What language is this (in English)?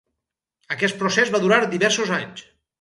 Catalan